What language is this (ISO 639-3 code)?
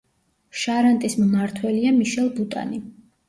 kat